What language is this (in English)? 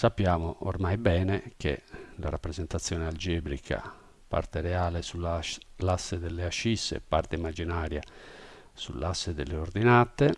Italian